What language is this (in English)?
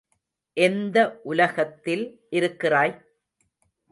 Tamil